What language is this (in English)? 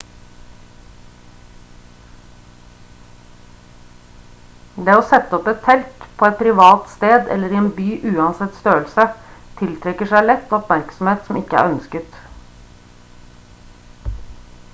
Norwegian Bokmål